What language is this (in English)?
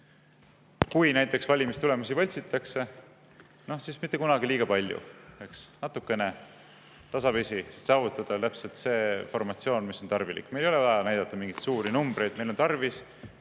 Estonian